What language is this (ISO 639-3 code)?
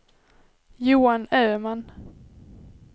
swe